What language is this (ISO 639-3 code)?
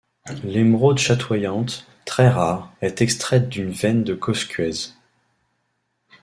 fra